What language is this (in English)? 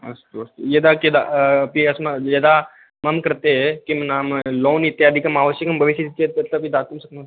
Sanskrit